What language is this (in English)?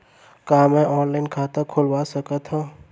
Chhattisgarhi